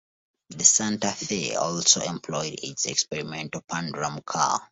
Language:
English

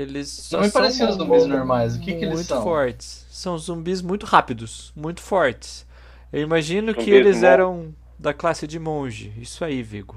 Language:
Portuguese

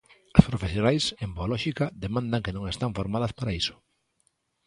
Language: Galician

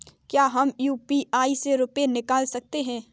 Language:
Hindi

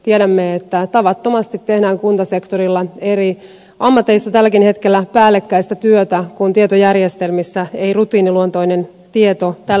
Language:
Finnish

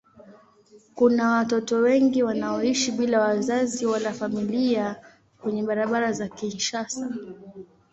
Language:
Swahili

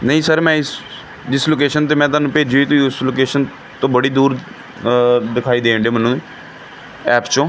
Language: Punjabi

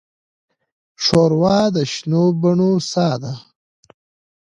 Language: Pashto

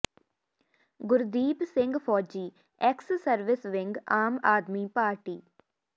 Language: Punjabi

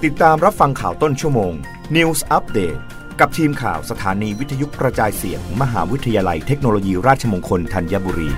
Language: Thai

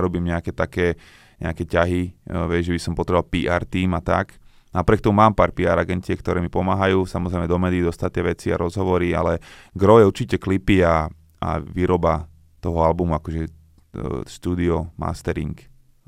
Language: Slovak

